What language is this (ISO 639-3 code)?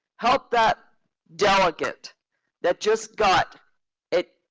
eng